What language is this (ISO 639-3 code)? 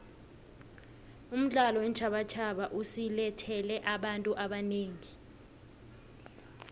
nbl